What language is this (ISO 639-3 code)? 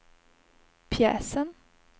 swe